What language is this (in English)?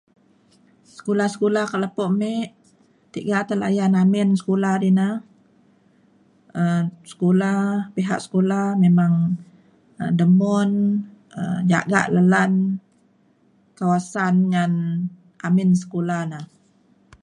Mainstream Kenyah